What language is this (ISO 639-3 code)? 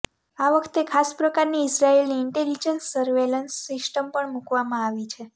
guj